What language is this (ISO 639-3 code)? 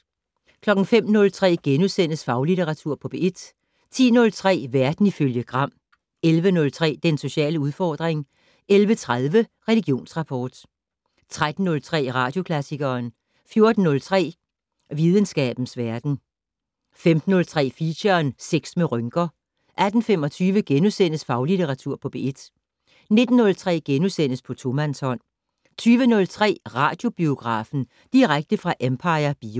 dan